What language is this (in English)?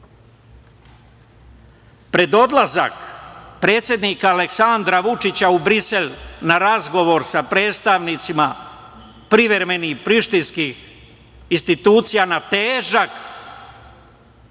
Serbian